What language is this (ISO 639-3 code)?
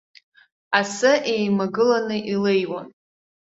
abk